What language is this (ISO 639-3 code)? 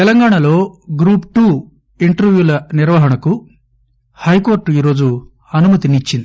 tel